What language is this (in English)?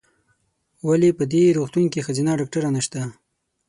Pashto